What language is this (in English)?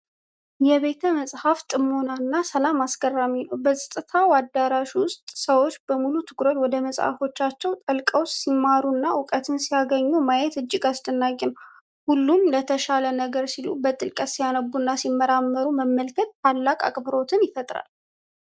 Amharic